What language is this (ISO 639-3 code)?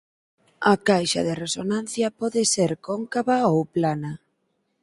glg